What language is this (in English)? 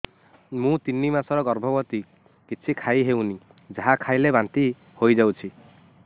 Odia